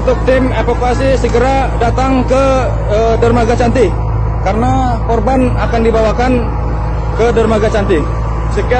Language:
Indonesian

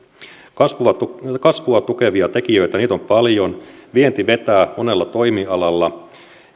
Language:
Finnish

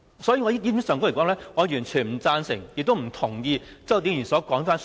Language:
Cantonese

